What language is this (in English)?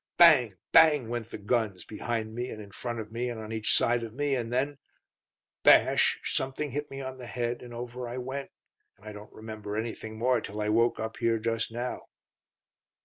English